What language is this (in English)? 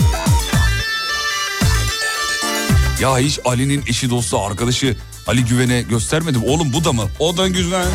Turkish